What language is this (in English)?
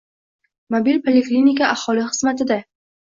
Uzbek